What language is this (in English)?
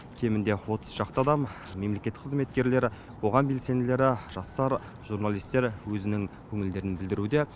Kazakh